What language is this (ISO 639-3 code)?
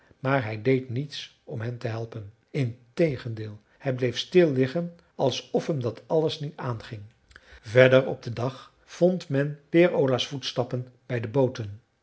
nld